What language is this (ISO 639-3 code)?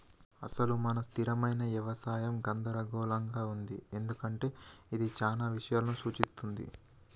tel